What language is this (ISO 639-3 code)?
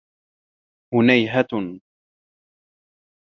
ara